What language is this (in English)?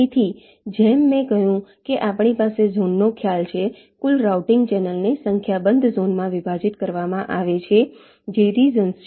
Gujarati